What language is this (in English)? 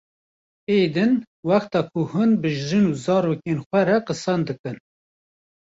Kurdish